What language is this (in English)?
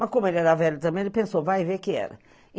Portuguese